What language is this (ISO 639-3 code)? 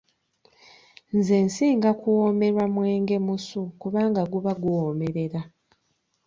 lug